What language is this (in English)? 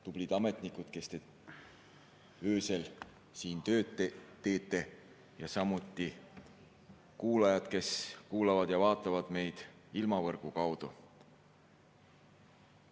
Estonian